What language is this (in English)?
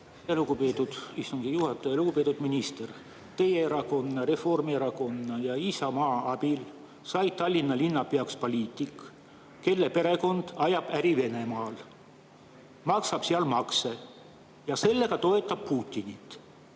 Estonian